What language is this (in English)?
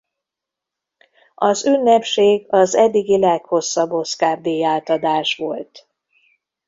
Hungarian